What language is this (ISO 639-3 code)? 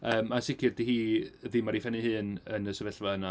cym